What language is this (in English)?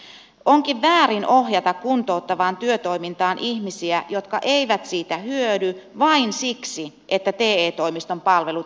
Finnish